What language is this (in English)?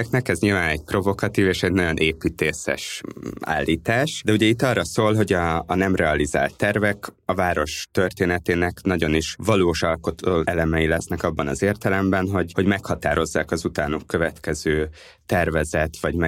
Hungarian